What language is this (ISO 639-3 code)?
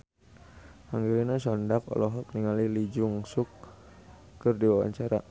sun